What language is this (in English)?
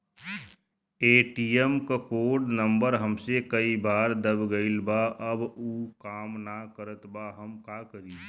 Bhojpuri